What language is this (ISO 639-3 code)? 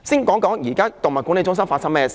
yue